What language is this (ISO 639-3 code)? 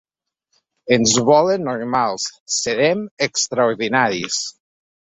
cat